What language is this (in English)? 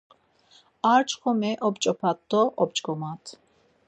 Laz